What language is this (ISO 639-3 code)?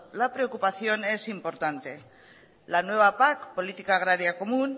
spa